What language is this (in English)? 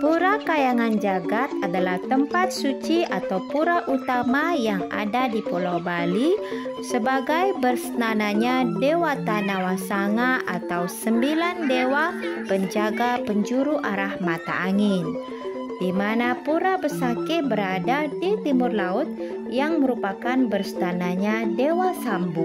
Indonesian